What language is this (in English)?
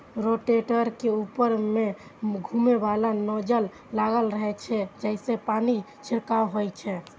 Maithili